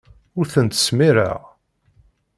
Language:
Kabyle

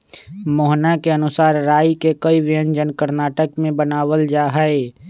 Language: Magahi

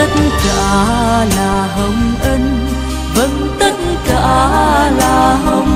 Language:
Thai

